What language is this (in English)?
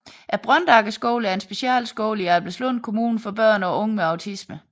Danish